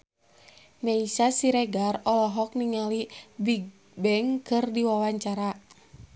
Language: Sundanese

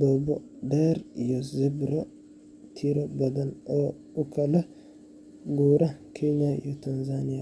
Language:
Somali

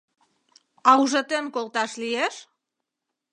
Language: Mari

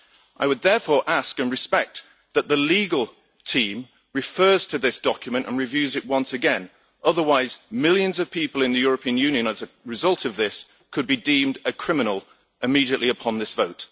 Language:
English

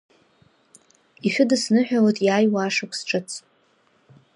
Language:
Abkhazian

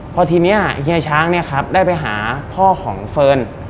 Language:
Thai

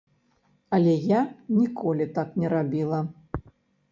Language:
Belarusian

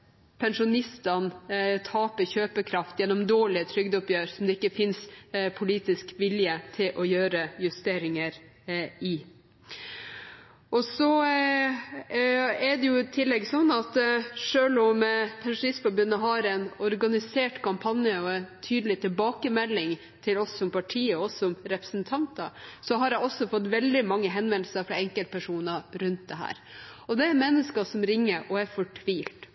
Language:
Norwegian Bokmål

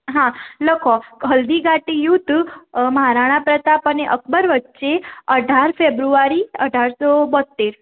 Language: Gujarati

